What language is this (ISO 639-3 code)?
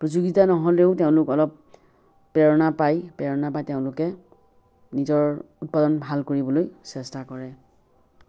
asm